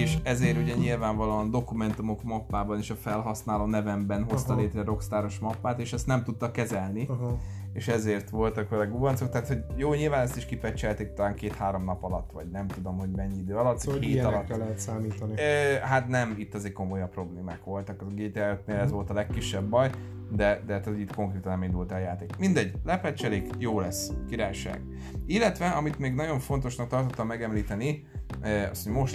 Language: Hungarian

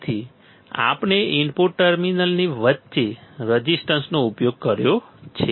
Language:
Gujarati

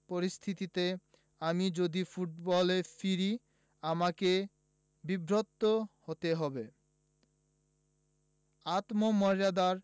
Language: Bangla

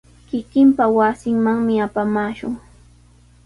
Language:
Sihuas Ancash Quechua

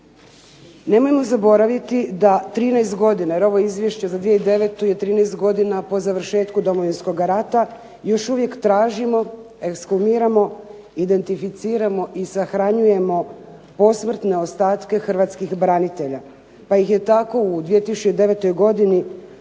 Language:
Croatian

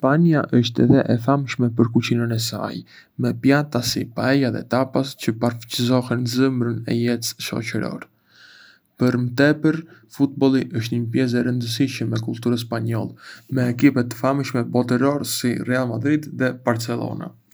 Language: Arbëreshë Albanian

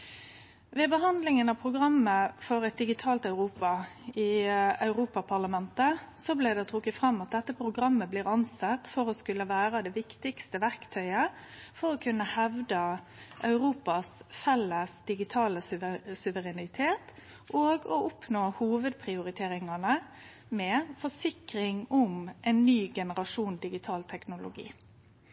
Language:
Norwegian Nynorsk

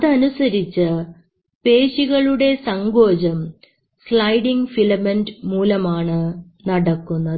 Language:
Malayalam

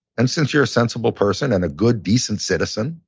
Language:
English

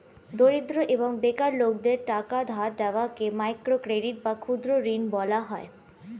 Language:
Bangla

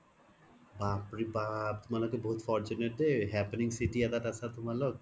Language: Assamese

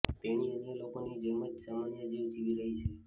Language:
Gujarati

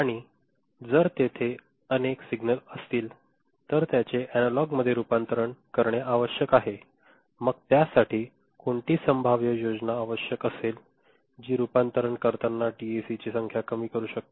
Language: Marathi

